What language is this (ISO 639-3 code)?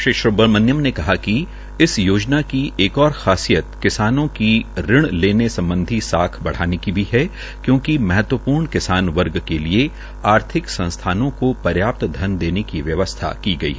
hin